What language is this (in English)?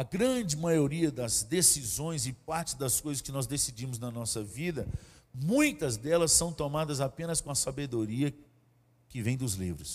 Portuguese